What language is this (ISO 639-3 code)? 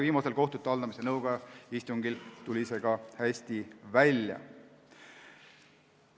est